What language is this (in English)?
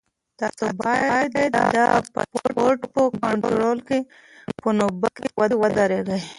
Pashto